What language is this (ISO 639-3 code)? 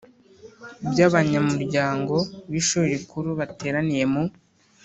kin